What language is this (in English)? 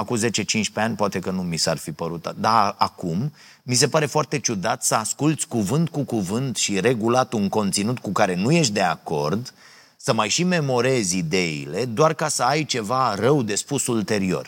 Romanian